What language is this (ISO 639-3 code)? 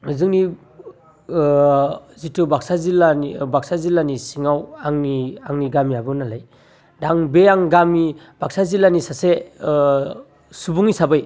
brx